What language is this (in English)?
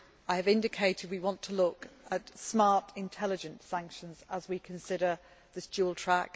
English